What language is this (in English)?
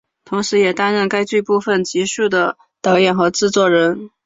Chinese